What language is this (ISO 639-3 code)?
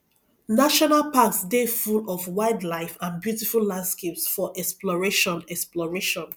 pcm